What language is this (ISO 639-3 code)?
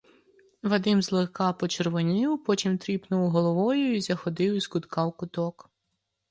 ukr